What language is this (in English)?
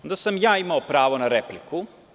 Serbian